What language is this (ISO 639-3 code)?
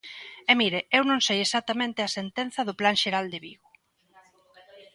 glg